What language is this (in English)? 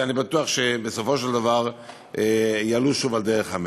Hebrew